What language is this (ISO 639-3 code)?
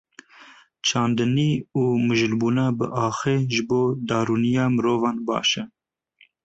kur